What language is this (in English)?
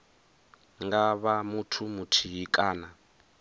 Venda